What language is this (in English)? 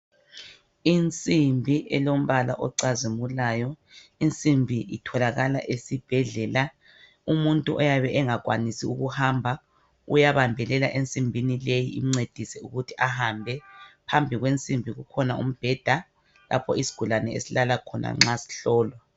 North Ndebele